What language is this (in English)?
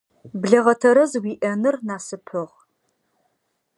Adyghe